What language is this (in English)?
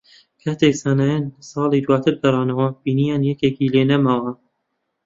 Central Kurdish